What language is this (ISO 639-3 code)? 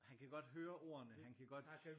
dan